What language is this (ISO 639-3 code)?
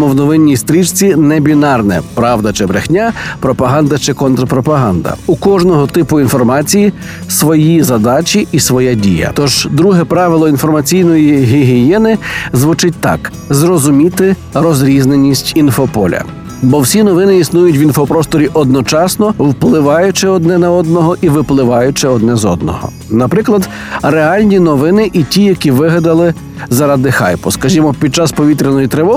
ukr